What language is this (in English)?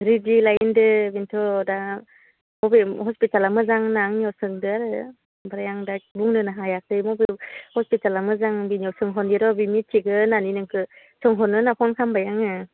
Bodo